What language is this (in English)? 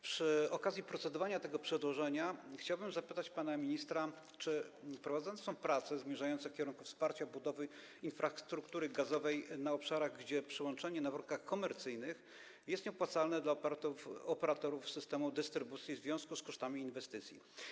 Polish